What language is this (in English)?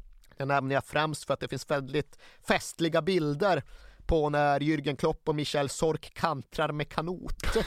Swedish